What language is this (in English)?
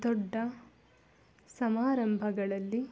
Kannada